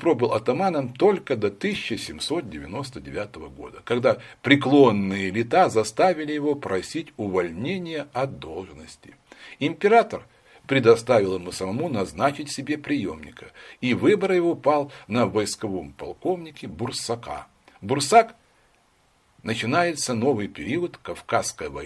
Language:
Russian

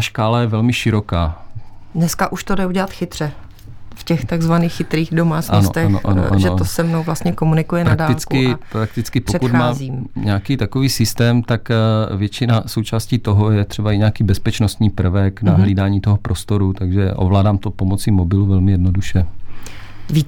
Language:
Czech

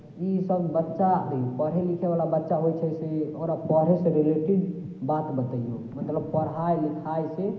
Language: Maithili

